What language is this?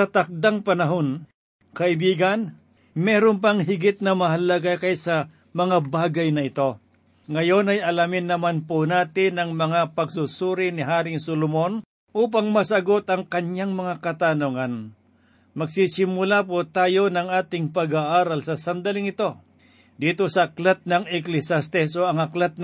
Filipino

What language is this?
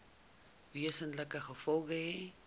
Afrikaans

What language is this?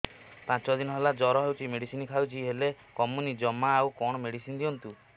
Odia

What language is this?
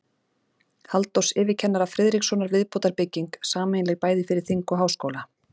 Icelandic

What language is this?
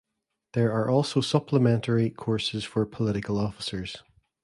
English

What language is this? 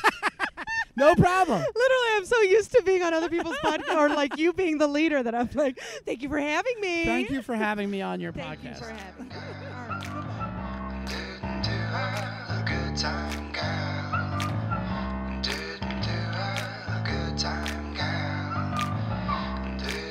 English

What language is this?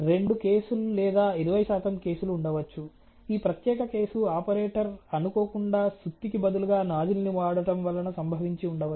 Telugu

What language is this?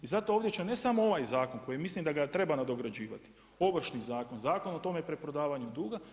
Croatian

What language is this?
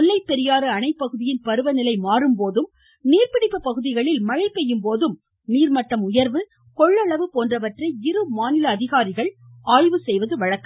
Tamil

